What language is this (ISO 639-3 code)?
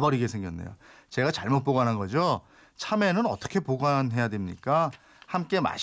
kor